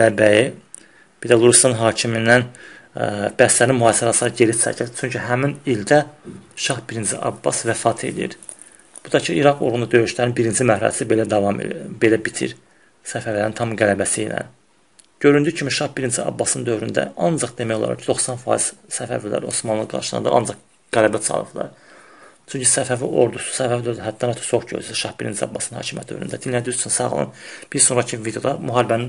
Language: Turkish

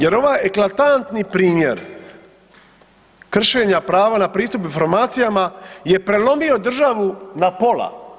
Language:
Croatian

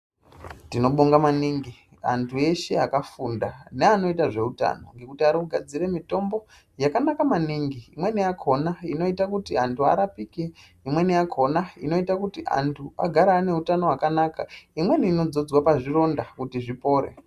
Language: Ndau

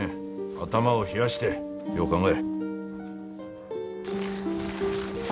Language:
Japanese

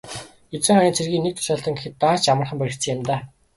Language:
Mongolian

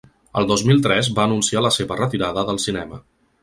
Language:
Catalan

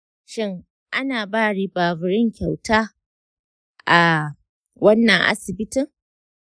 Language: Hausa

